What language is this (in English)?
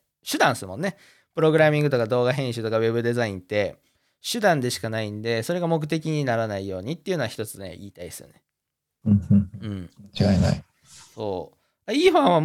Japanese